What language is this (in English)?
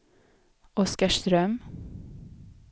Swedish